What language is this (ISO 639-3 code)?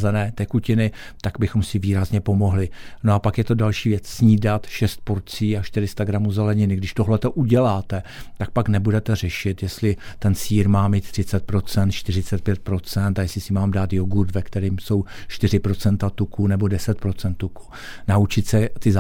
ces